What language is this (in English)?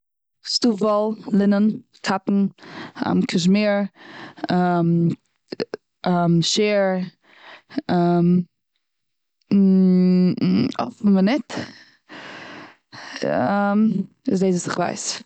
Yiddish